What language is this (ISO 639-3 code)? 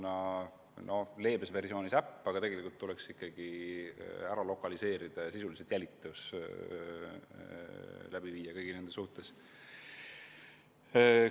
est